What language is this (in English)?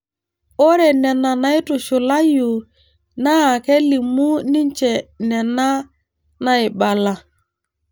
Masai